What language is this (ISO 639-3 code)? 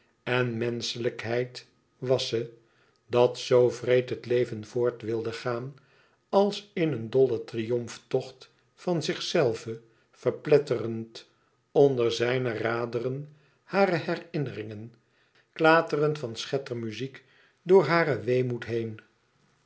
nld